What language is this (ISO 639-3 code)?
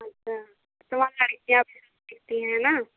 hin